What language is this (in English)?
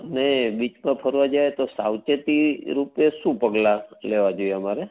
Gujarati